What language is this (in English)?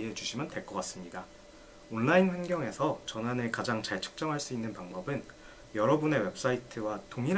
Korean